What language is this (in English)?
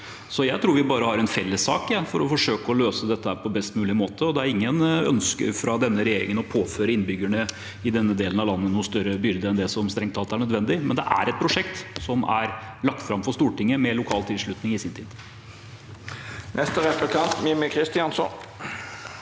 Norwegian